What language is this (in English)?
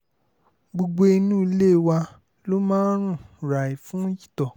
Yoruba